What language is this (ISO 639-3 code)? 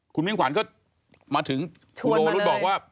tha